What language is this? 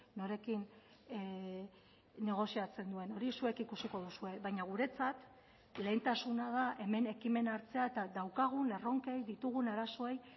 Basque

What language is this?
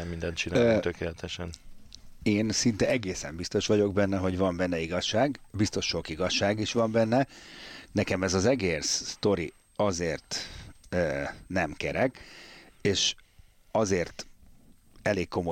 Hungarian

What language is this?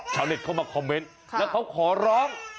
Thai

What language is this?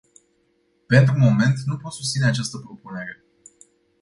Romanian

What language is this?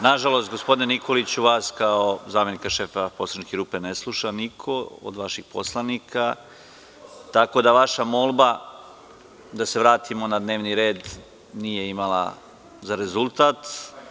Serbian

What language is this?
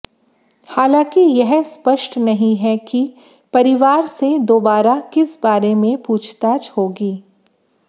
Hindi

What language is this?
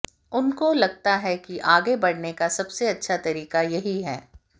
Hindi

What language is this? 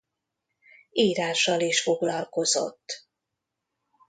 Hungarian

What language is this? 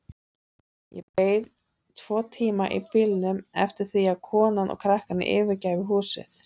Icelandic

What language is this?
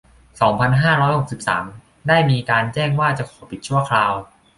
Thai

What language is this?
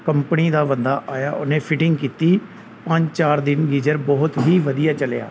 Punjabi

